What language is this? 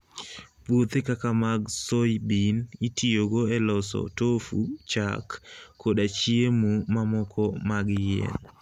Luo (Kenya and Tanzania)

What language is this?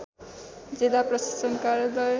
Nepali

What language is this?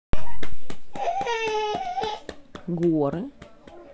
Russian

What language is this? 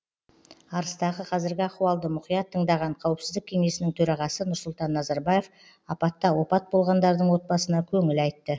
Kazakh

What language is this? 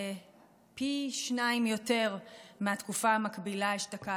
Hebrew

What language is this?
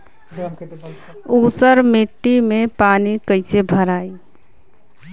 Bhojpuri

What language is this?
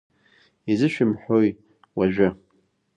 Abkhazian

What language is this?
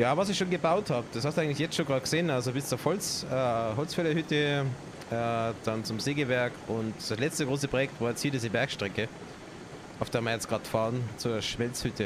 German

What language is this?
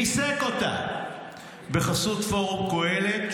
Hebrew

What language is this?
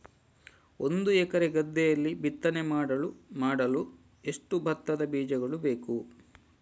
Kannada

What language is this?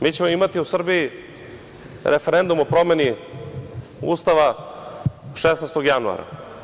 Serbian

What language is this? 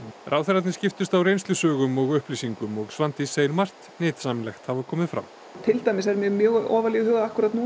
Icelandic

